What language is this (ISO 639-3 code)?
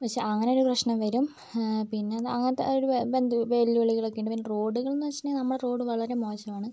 mal